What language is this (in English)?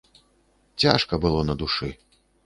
Belarusian